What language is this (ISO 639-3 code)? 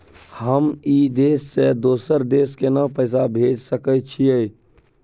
mai